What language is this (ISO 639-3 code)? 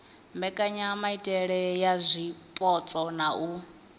ven